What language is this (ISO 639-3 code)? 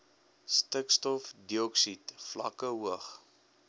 afr